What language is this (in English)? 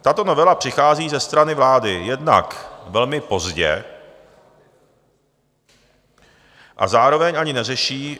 Czech